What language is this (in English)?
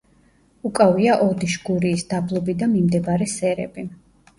Georgian